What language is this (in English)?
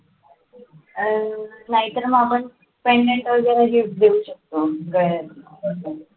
Marathi